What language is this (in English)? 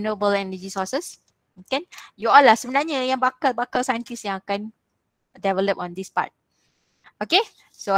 Malay